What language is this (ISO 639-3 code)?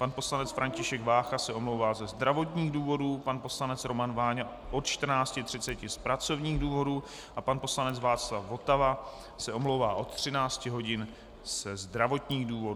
ces